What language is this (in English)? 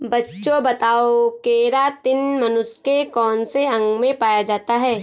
Hindi